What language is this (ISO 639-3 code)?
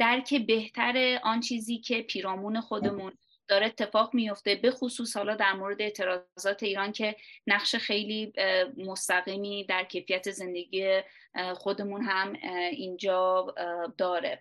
fas